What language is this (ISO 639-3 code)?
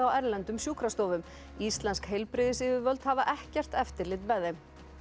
isl